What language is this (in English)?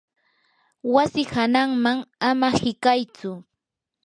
Yanahuanca Pasco Quechua